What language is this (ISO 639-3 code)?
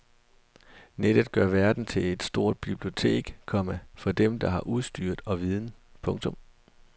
dan